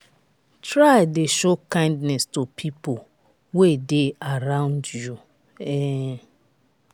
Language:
Nigerian Pidgin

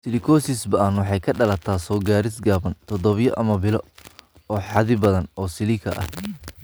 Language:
Somali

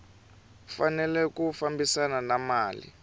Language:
Tsonga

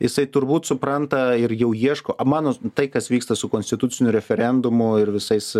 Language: Lithuanian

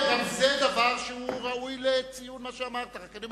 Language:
Hebrew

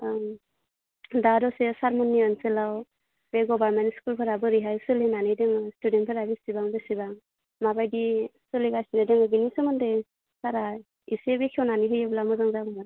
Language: Bodo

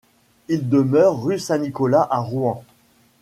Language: French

